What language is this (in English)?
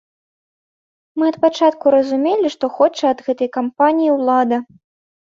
Belarusian